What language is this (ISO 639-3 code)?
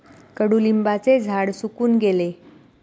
mar